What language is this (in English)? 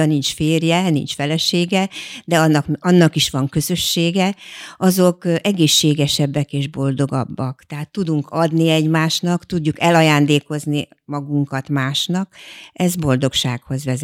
Hungarian